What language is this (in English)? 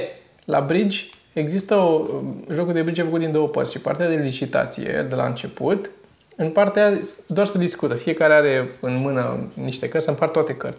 Romanian